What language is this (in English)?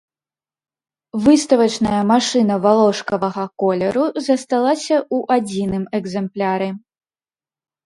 Belarusian